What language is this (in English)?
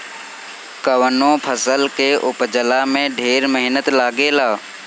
Bhojpuri